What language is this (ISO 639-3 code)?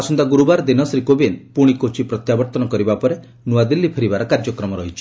ori